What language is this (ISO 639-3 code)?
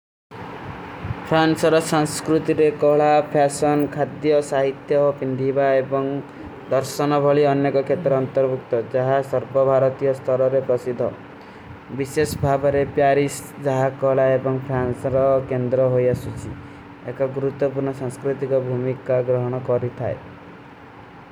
uki